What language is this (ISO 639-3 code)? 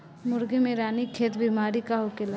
bho